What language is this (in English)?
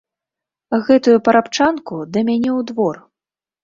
Belarusian